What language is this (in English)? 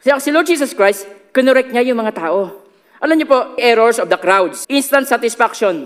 Filipino